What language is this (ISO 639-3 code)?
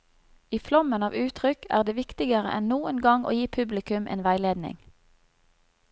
nor